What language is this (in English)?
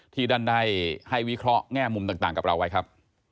Thai